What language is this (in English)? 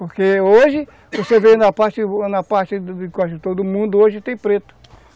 Portuguese